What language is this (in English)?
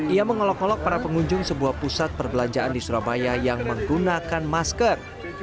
Indonesian